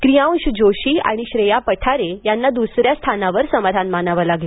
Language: Marathi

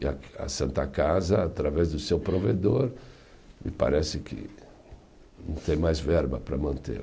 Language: Portuguese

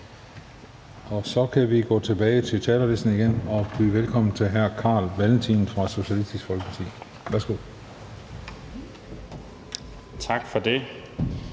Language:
Danish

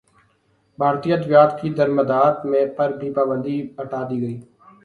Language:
Urdu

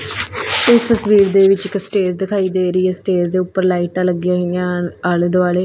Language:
Punjabi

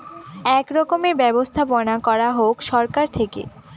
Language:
Bangla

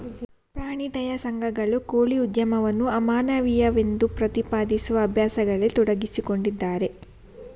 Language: Kannada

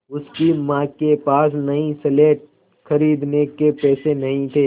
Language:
Hindi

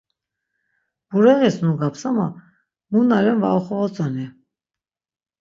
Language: Laz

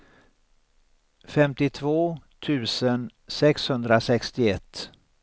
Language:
Swedish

